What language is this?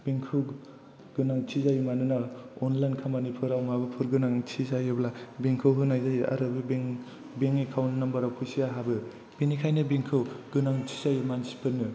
Bodo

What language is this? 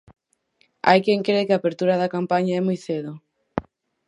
Galician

